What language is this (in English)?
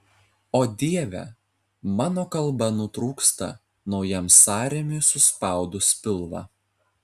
Lithuanian